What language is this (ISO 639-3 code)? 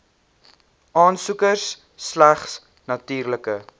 afr